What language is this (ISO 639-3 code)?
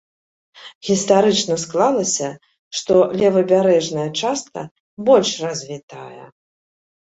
bel